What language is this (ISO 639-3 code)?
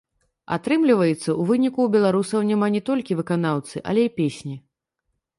bel